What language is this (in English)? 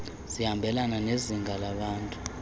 Xhosa